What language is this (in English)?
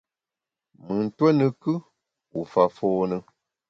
Bamun